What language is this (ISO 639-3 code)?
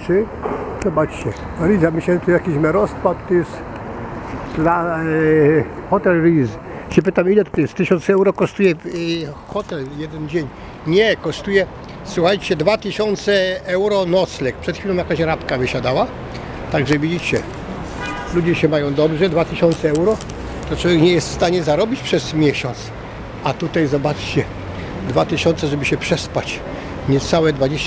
pol